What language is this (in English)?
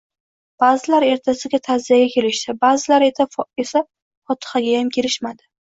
Uzbek